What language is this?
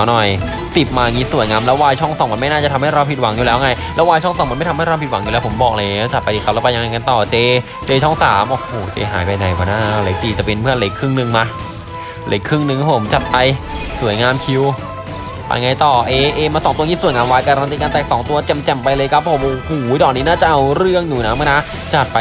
Thai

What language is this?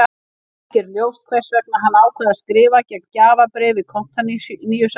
Icelandic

